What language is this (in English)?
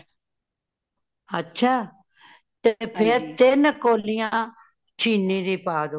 Punjabi